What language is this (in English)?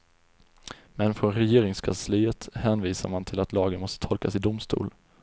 Swedish